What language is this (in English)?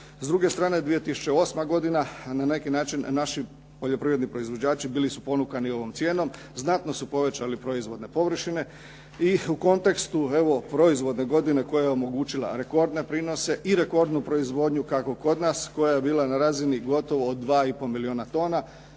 Croatian